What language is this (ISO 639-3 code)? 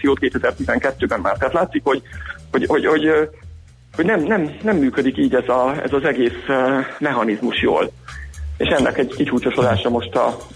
hun